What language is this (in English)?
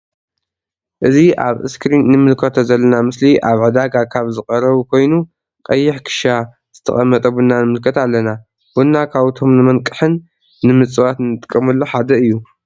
Tigrinya